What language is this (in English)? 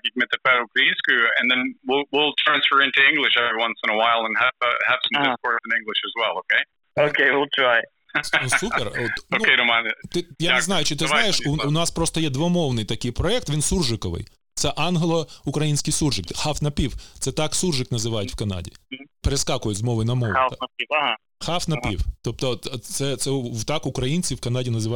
Ukrainian